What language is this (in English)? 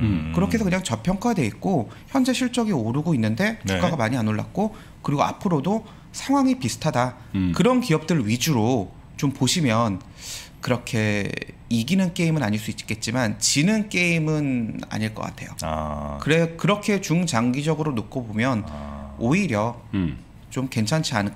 Korean